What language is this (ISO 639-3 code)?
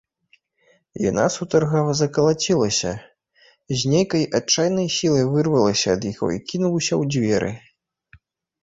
bel